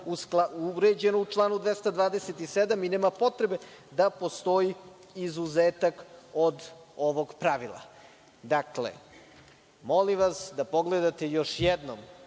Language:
Serbian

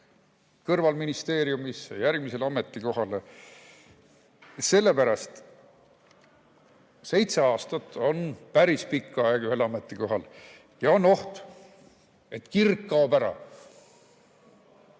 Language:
Estonian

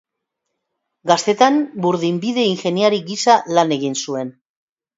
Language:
Basque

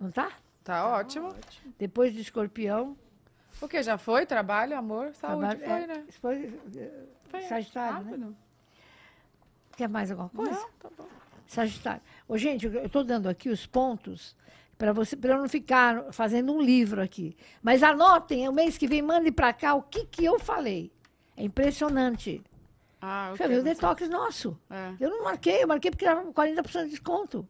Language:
Portuguese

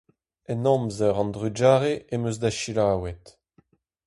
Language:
Breton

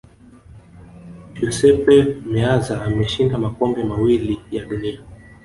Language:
Swahili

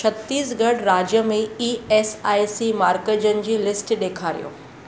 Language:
Sindhi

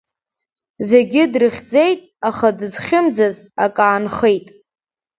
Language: Abkhazian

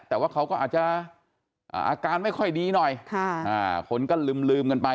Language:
Thai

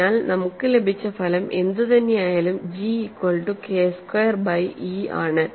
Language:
Malayalam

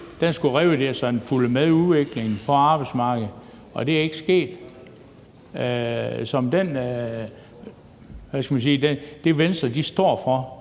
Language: Danish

